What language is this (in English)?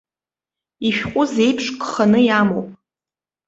Abkhazian